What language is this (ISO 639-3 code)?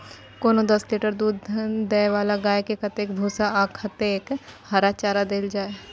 mai